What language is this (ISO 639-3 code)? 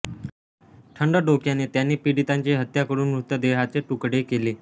mar